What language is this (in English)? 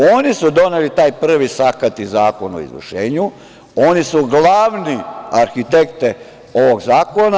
Serbian